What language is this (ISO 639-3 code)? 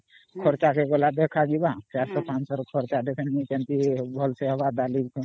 ori